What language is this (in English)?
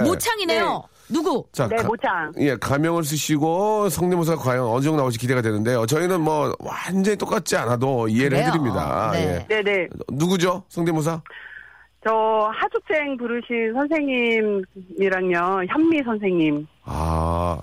Korean